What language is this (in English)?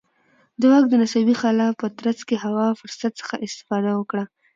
Pashto